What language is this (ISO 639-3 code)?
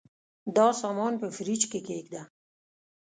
pus